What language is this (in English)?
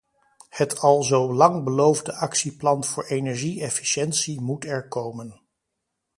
Dutch